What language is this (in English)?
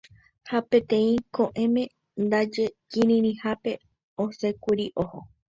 Guarani